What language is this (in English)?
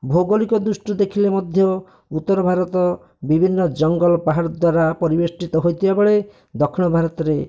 Odia